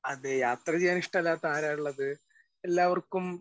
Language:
Malayalam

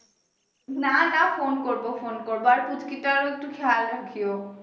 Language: Bangla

